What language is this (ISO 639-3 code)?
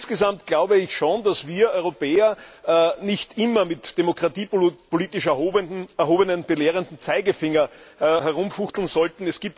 deu